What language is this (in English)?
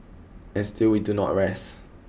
English